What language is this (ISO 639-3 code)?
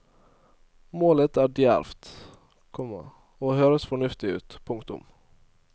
nor